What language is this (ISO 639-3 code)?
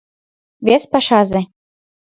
chm